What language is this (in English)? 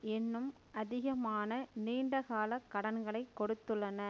Tamil